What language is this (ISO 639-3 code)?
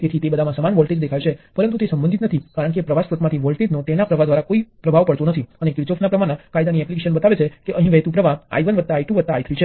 guj